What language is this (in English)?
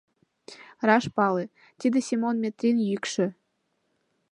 Mari